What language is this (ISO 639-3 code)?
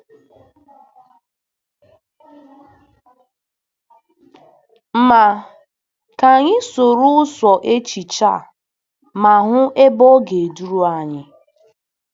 ibo